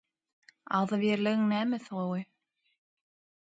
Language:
Turkmen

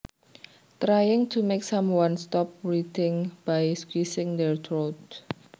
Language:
Javanese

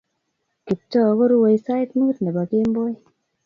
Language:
Kalenjin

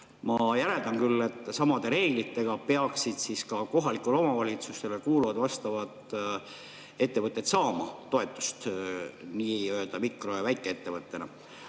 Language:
Estonian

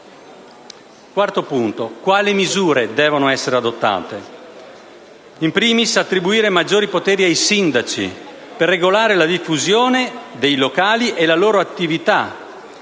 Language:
Italian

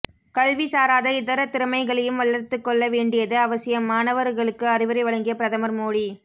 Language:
Tamil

